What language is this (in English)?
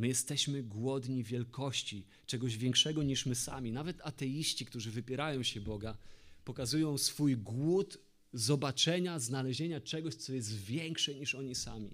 Polish